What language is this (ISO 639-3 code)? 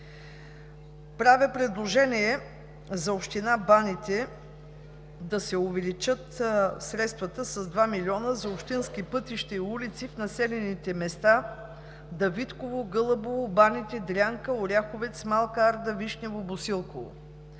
bul